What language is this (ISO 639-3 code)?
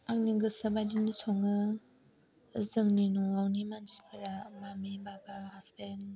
brx